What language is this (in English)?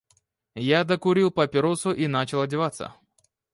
Russian